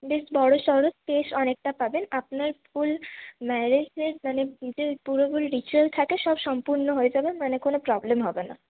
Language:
Bangla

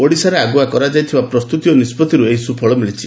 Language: Odia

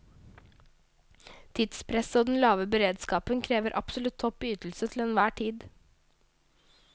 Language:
Norwegian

